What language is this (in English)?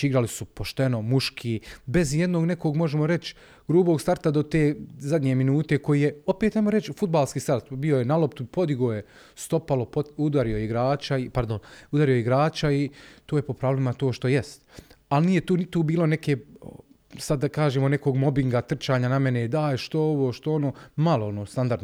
Croatian